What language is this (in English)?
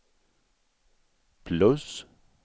Swedish